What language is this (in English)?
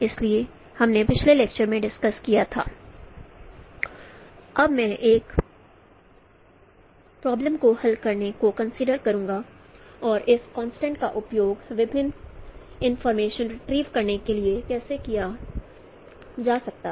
Hindi